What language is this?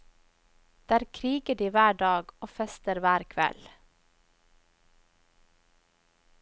Norwegian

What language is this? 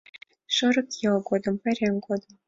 Mari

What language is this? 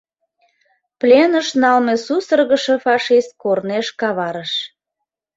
Mari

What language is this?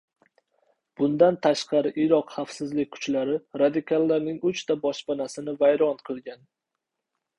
Uzbek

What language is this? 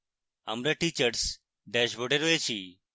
Bangla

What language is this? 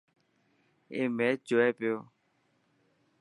Dhatki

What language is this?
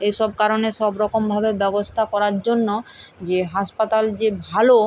Bangla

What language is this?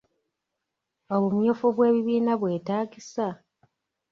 Ganda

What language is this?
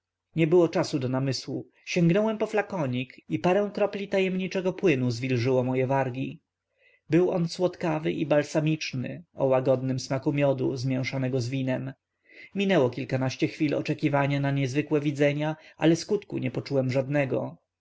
Polish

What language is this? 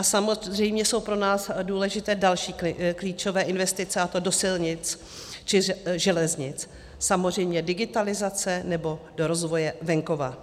Czech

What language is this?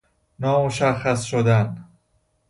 Persian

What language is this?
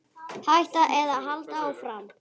Icelandic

